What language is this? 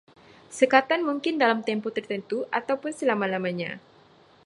Malay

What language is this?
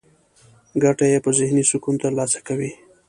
Pashto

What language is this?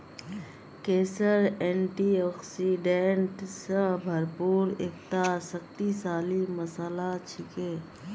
Magahi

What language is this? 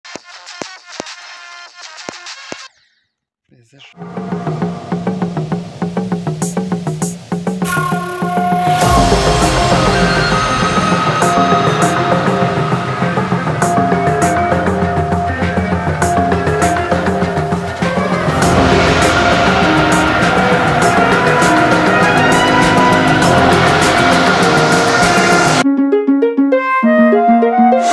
Russian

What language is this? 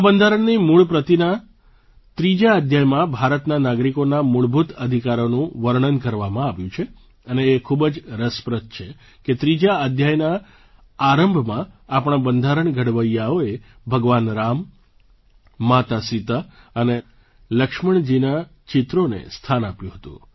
Gujarati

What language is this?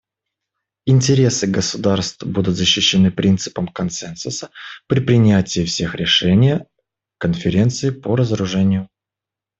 Russian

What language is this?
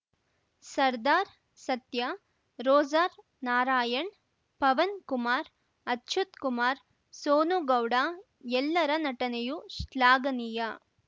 Kannada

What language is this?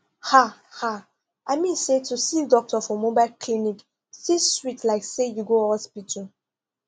Nigerian Pidgin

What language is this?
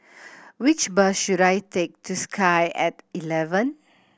English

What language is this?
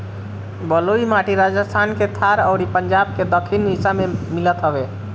Bhojpuri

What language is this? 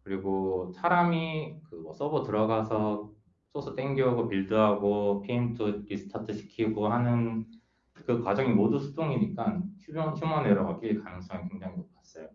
Korean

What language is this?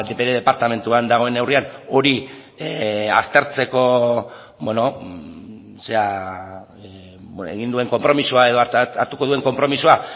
Basque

